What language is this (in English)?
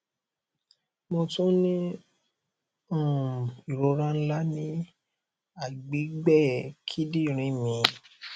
Yoruba